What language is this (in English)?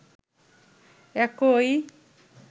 Bangla